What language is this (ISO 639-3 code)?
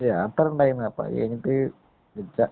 mal